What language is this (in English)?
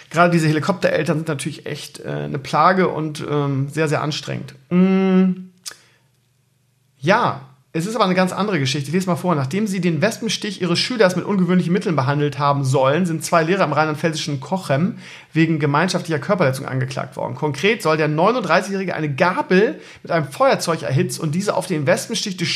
German